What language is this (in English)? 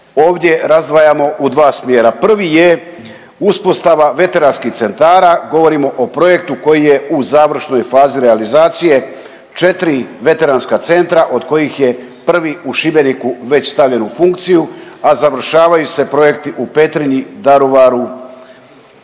Croatian